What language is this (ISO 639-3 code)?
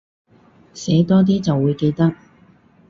yue